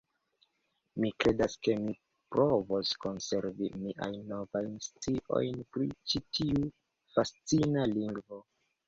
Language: Esperanto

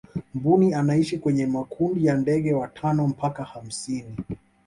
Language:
Swahili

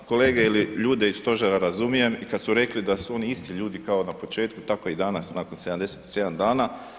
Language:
Croatian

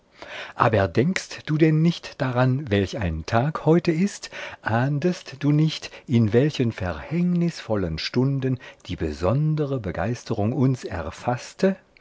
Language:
German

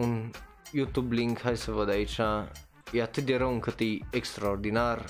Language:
Romanian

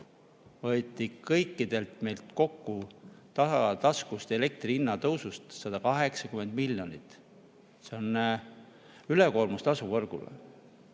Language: Estonian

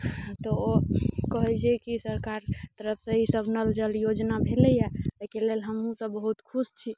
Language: Maithili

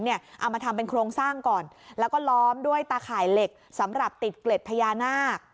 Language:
Thai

